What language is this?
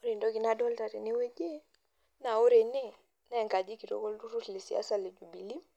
Masai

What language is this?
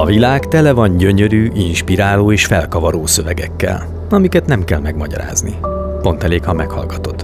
Hungarian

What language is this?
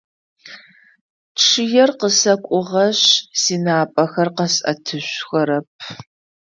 Adyghe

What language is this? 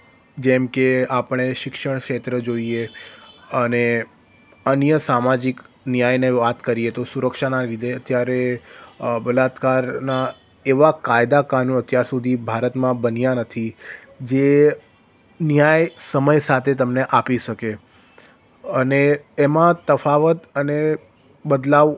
Gujarati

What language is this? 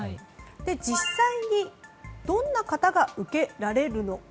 Japanese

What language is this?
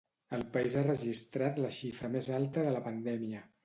Catalan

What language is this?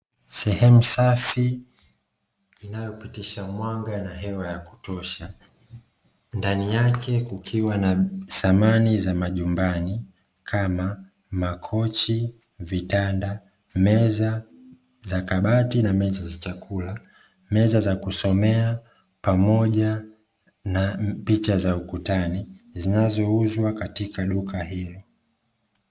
Swahili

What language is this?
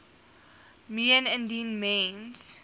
Afrikaans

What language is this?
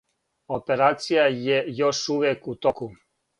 Serbian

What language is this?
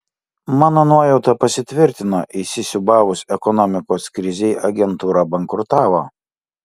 Lithuanian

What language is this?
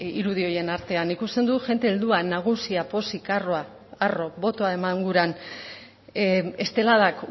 Basque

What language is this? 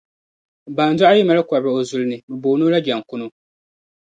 Dagbani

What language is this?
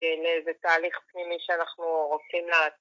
Hebrew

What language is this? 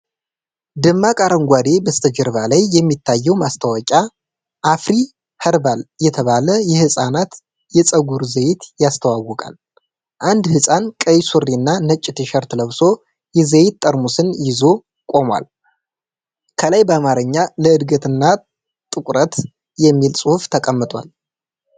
Amharic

